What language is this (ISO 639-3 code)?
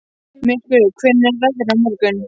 isl